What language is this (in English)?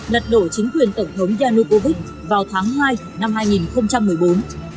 Vietnamese